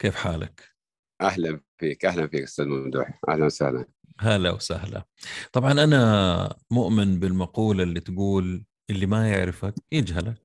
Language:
Arabic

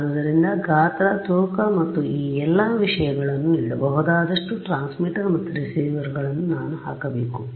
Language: Kannada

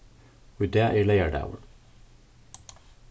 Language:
Faroese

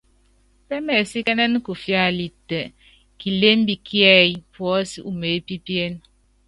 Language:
Yangben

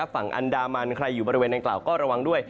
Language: Thai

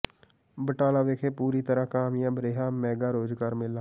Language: Punjabi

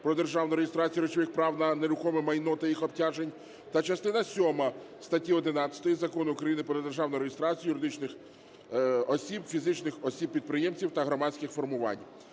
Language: Ukrainian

